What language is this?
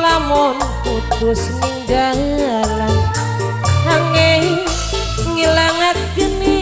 Indonesian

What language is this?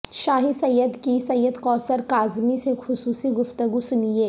Urdu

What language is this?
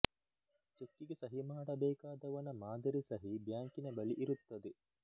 Kannada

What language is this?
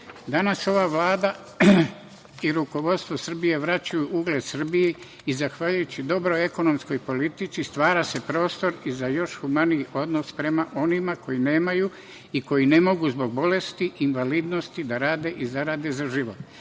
Serbian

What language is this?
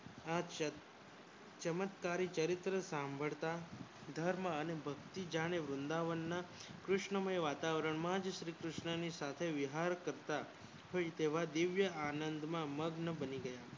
Gujarati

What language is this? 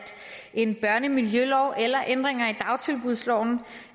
Danish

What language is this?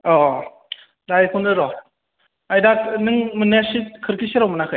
Bodo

